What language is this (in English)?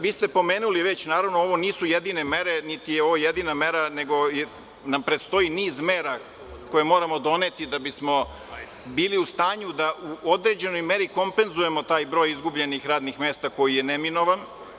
Serbian